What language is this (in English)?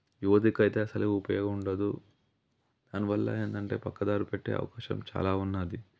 Telugu